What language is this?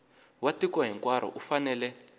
Tsonga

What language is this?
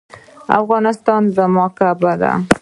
Pashto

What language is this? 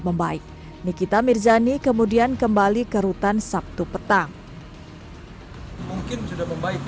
Indonesian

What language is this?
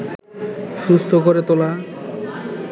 Bangla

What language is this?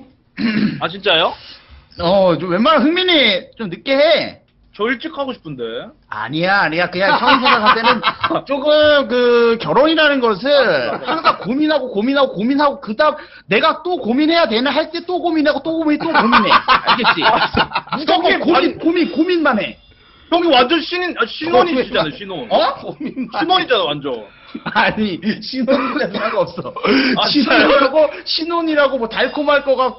Korean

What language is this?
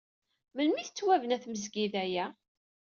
Kabyle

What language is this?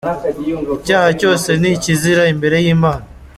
Kinyarwanda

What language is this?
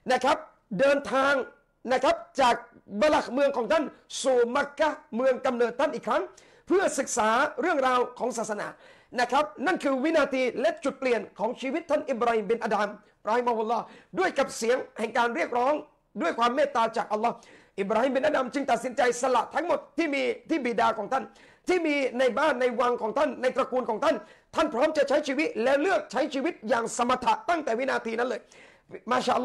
Thai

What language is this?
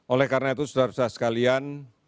Indonesian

